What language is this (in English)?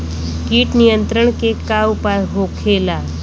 Bhojpuri